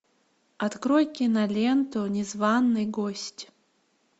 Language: Russian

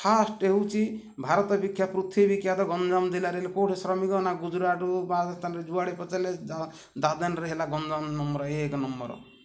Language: Odia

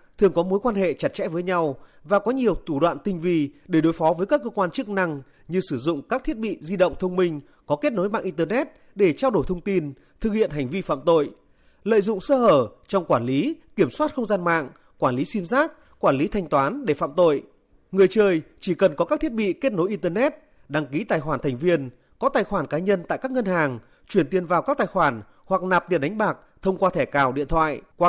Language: Vietnamese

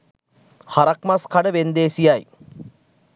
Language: Sinhala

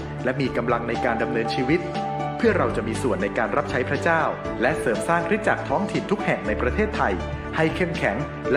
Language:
Thai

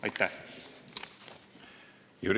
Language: Estonian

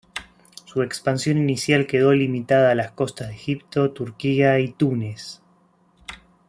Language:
Spanish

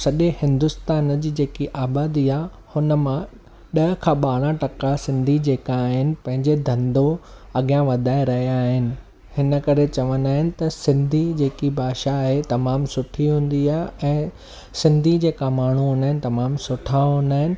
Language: Sindhi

